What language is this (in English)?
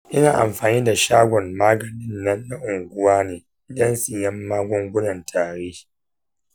Hausa